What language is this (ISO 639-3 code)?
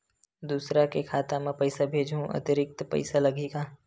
hne